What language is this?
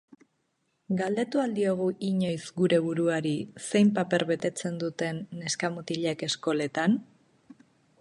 Basque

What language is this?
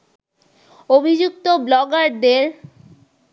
Bangla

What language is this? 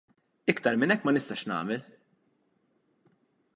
Maltese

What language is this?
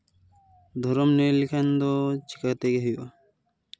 Santali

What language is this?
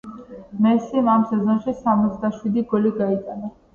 Georgian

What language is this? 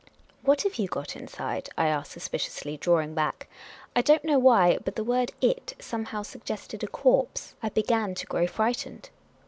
English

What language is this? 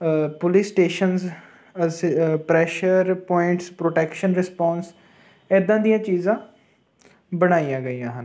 Punjabi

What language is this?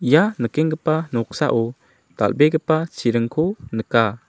Garo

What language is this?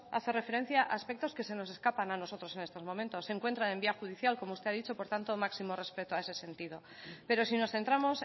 Spanish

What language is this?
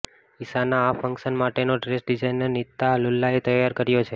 Gujarati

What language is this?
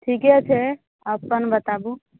Maithili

